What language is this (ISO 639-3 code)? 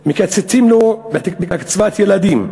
heb